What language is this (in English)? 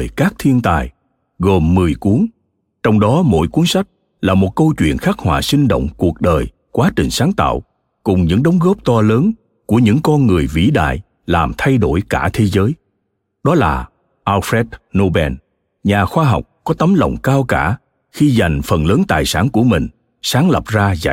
Vietnamese